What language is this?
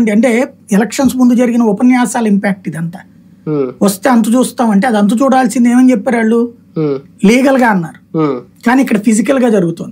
Telugu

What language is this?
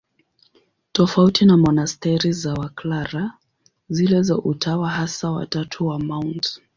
Swahili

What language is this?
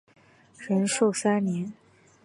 Chinese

